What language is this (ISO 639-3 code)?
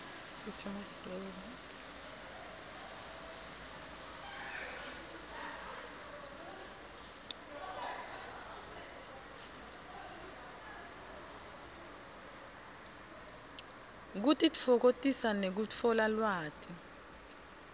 ssw